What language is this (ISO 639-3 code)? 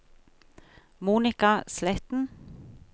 nor